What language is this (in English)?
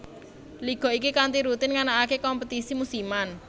Javanese